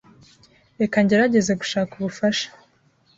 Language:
Kinyarwanda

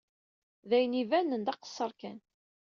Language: Kabyle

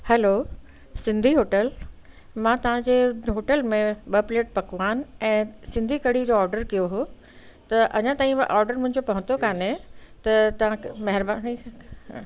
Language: Sindhi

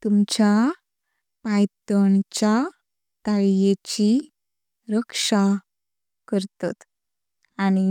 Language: Konkani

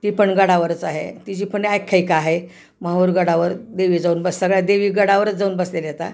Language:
Marathi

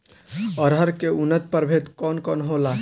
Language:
Bhojpuri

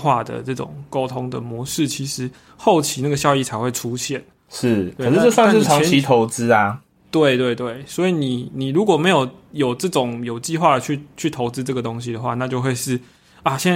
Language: Chinese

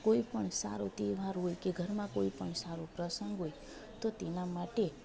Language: Gujarati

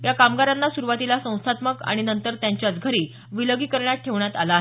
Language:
Marathi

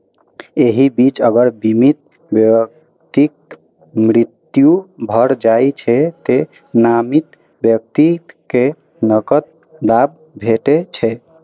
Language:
Maithili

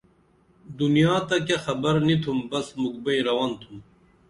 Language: Dameli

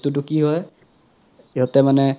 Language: Assamese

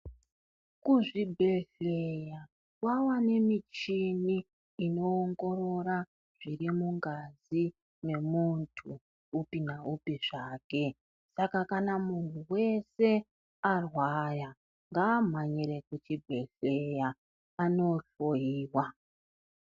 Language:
Ndau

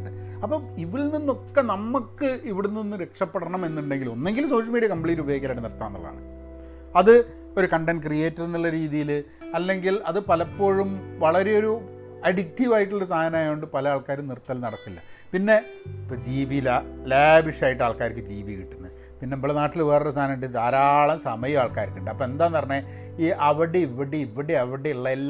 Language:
Malayalam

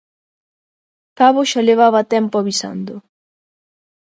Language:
Galician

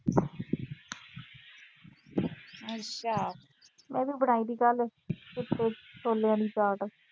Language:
Punjabi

